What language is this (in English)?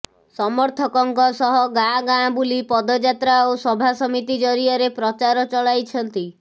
Odia